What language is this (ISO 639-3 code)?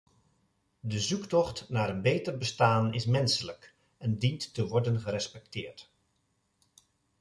nld